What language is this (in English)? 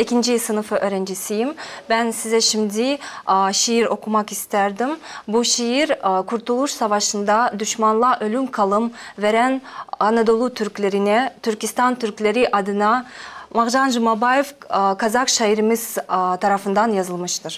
Turkish